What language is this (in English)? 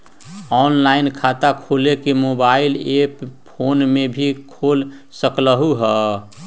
Magahi